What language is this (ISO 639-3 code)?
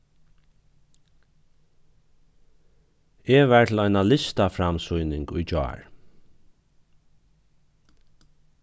fao